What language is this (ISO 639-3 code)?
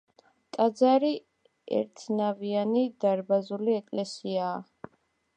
kat